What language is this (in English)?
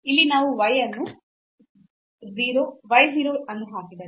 Kannada